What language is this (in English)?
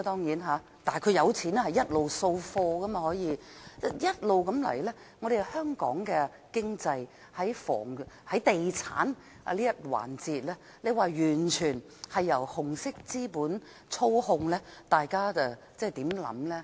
Cantonese